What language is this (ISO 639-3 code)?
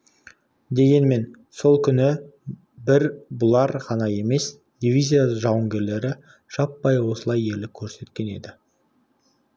kaz